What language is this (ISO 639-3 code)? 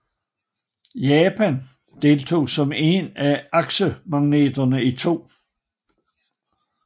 dan